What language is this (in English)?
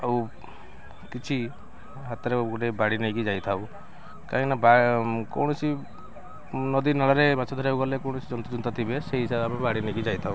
Odia